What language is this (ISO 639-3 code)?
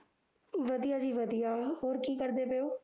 pan